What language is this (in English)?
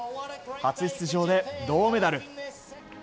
Japanese